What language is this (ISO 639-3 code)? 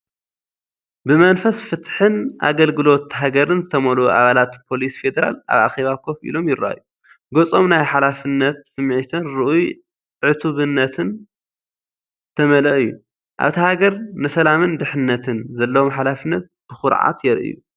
tir